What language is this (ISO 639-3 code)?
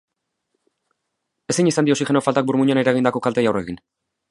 eus